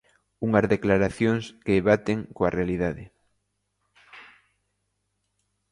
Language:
Galician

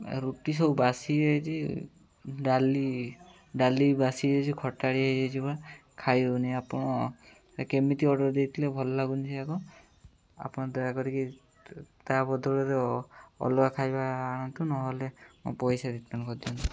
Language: Odia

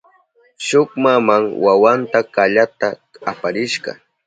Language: Southern Pastaza Quechua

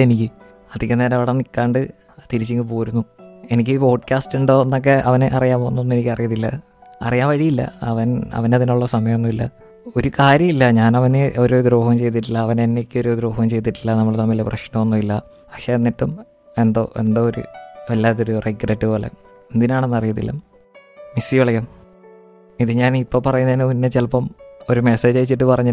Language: Malayalam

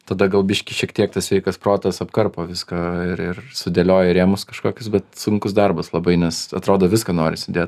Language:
Lithuanian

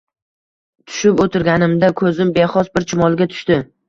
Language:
Uzbek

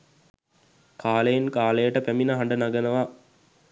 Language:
Sinhala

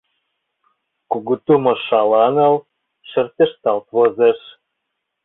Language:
Mari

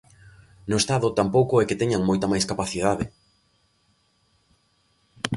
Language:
Galician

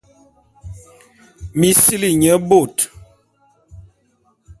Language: Bulu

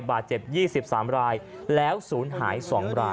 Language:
Thai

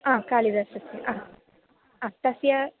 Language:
Sanskrit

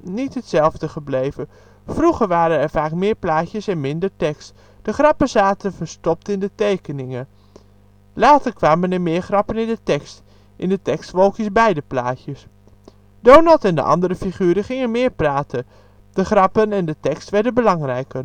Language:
Dutch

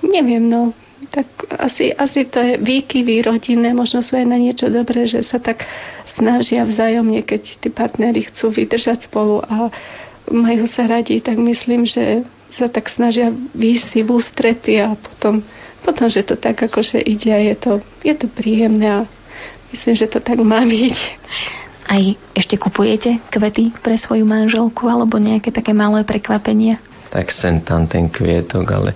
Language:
Slovak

